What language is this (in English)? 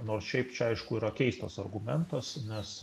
Lithuanian